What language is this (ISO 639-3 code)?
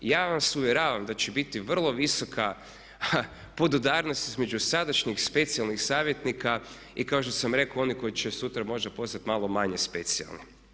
hrv